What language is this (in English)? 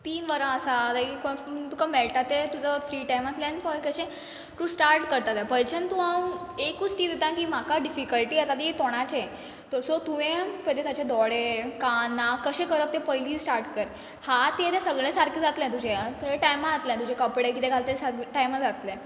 Konkani